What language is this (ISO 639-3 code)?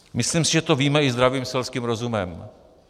ces